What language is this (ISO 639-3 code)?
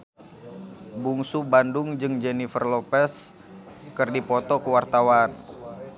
sun